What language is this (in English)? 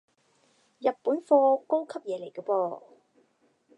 Cantonese